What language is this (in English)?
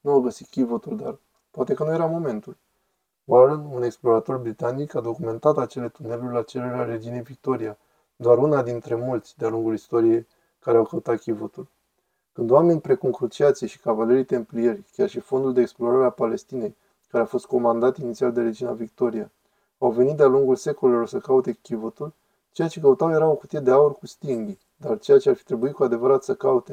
Romanian